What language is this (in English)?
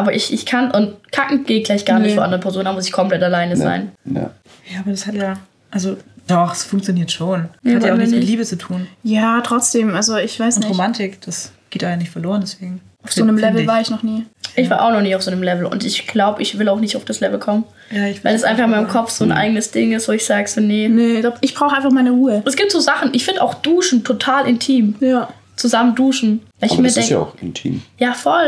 German